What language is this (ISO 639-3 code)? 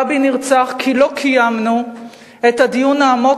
heb